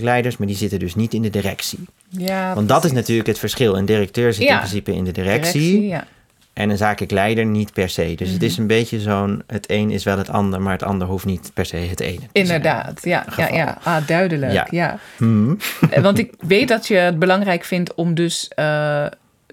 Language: Dutch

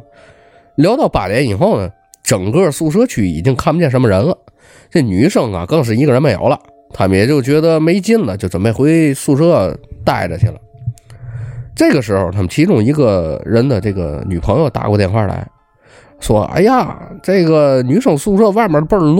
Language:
Chinese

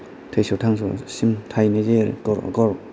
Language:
Bodo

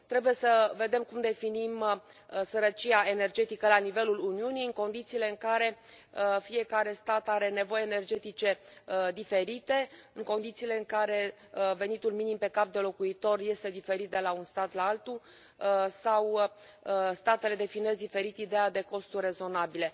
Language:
Romanian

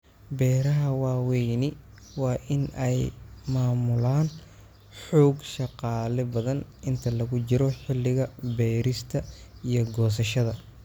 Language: Somali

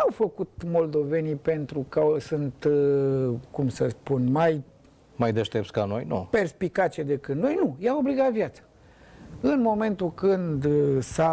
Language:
Romanian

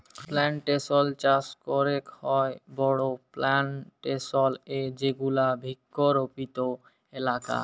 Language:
Bangla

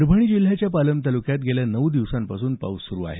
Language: Marathi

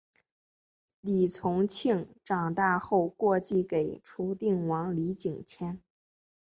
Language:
Chinese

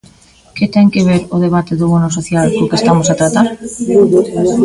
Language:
Galician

